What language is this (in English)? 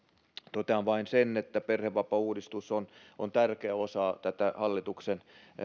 Finnish